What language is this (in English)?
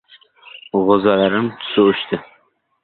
Uzbek